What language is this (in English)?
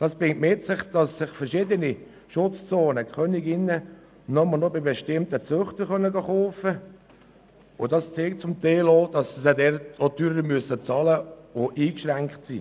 Swiss German